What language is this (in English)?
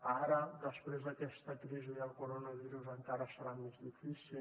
Catalan